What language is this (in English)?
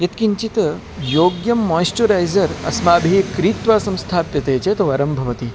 Sanskrit